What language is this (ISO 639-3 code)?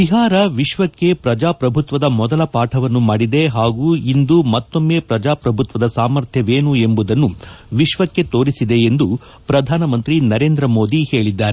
kan